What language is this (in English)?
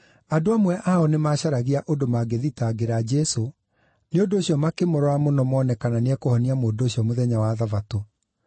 Kikuyu